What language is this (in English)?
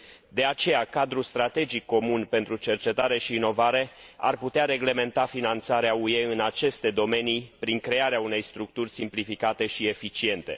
Romanian